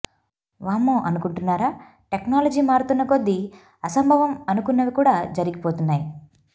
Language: Telugu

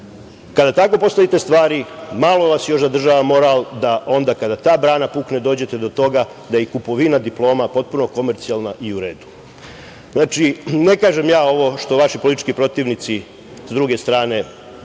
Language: Serbian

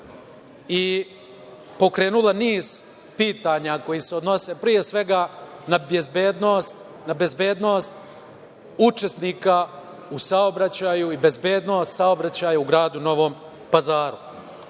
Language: Serbian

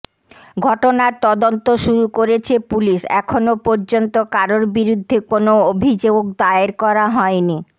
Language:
Bangla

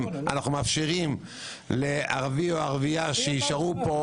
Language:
Hebrew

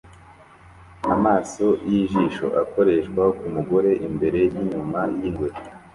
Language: Kinyarwanda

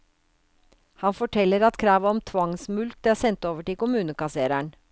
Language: Norwegian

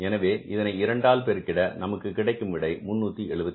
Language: Tamil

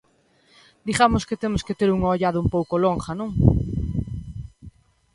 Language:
Galician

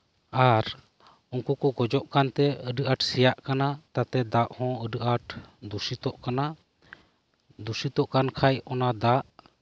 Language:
Santali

